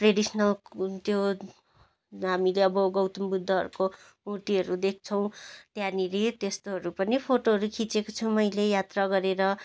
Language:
Nepali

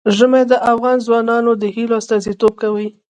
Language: Pashto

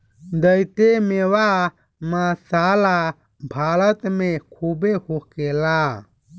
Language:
Bhojpuri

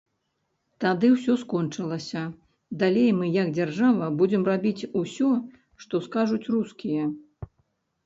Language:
Belarusian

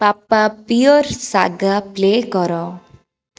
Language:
Odia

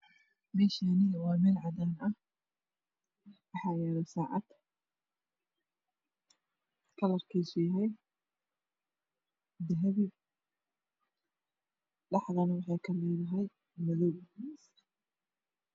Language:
Somali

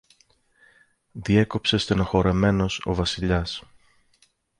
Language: Greek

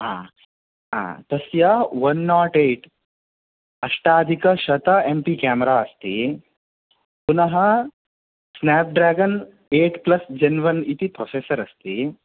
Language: Sanskrit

